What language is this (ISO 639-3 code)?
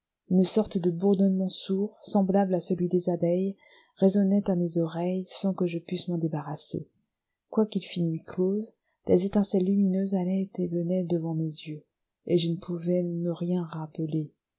fra